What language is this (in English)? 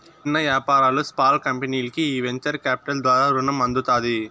Telugu